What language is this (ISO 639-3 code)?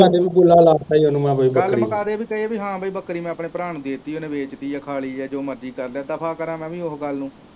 pan